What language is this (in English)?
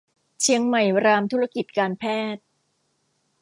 Thai